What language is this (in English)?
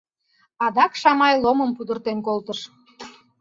Mari